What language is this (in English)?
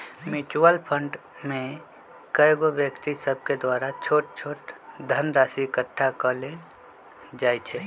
Magahi